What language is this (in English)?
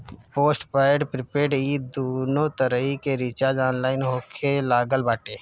Bhojpuri